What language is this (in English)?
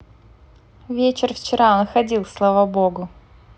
Russian